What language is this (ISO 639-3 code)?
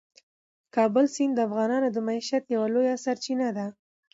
pus